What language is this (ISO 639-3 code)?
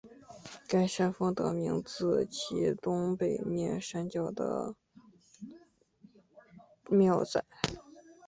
zho